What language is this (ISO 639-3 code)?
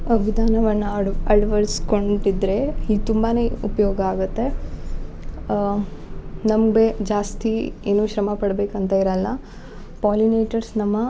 kan